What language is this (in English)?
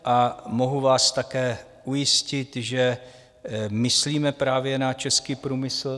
Czech